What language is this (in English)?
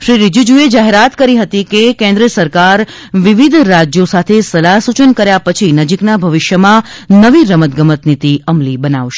Gujarati